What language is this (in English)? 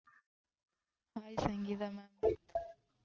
Tamil